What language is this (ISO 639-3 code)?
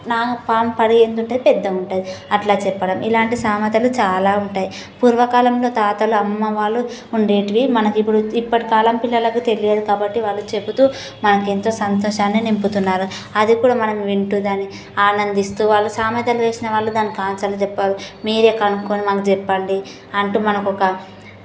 tel